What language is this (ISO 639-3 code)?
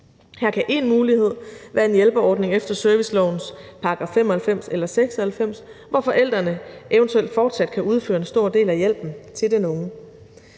dan